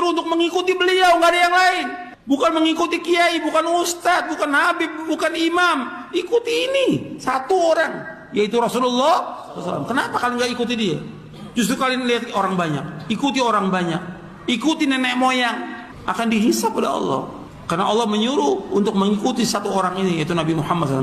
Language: Indonesian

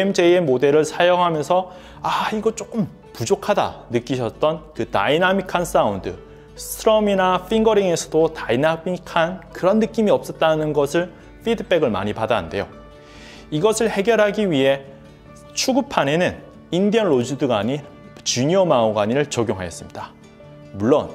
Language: Korean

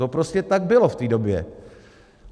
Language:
Czech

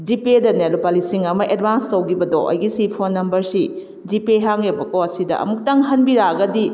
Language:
Manipuri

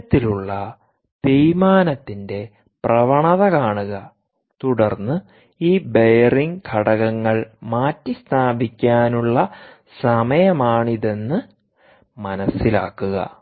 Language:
Malayalam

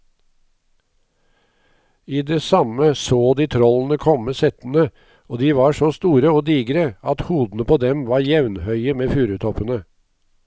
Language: Norwegian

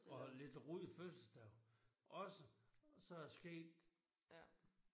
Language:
Danish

